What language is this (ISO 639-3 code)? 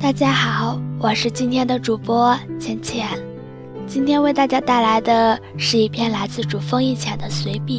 zho